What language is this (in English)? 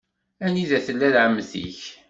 Kabyle